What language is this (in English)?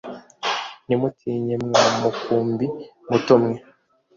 Kinyarwanda